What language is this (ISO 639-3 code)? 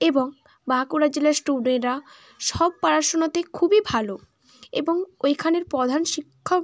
ben